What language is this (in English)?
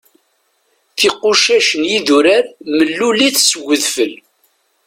Kabyle